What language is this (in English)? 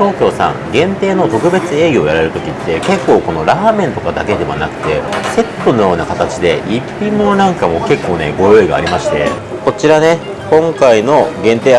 Japanese